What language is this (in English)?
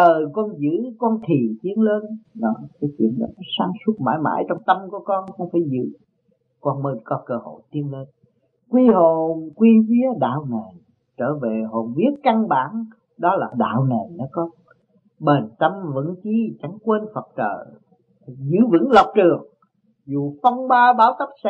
Vietnamese